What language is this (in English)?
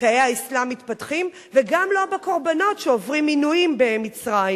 Hebrew